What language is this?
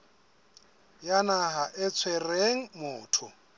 Southern Sotho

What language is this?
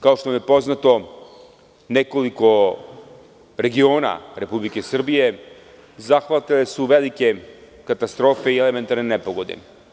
Serbian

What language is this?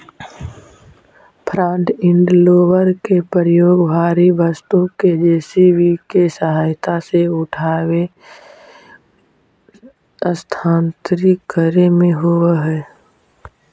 Magahi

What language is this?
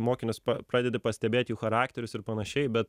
Lithuanian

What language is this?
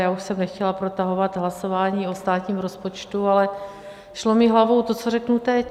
Czech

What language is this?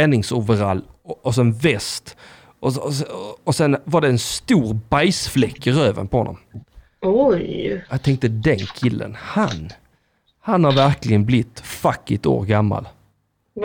Swedish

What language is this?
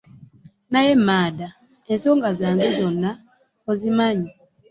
Ganda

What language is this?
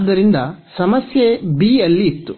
Kannada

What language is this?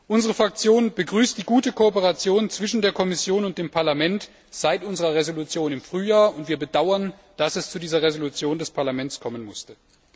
German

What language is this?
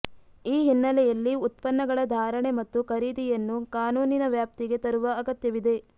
Kannada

